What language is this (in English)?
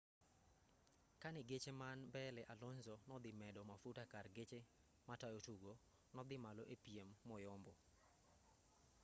Luo (Kenya and Tanzania)